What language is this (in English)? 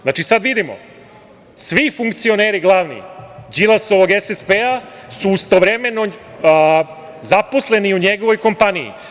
Serbian